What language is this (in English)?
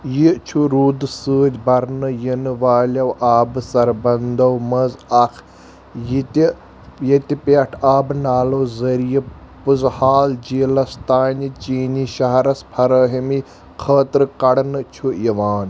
Kashmiri